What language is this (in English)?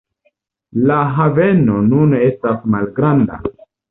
Esperanto